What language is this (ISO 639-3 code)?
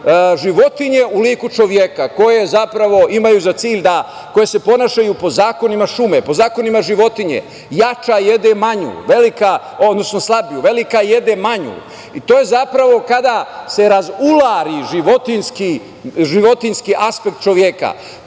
srp